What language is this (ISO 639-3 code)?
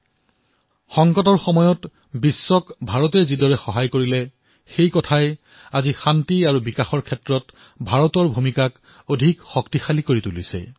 asm